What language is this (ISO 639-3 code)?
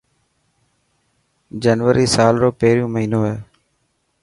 mki